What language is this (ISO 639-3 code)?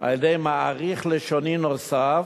heb